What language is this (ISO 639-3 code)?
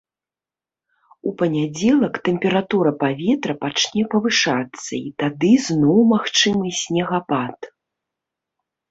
bel